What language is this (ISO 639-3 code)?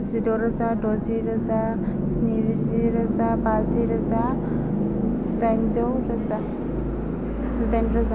brx